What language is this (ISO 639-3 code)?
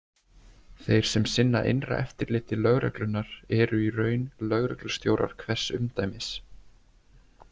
isl